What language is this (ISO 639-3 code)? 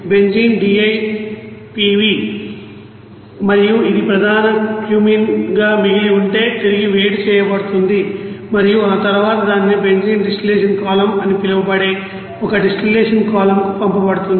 tel